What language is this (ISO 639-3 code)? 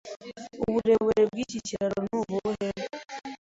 kin